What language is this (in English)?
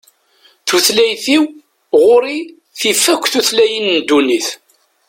Kabyle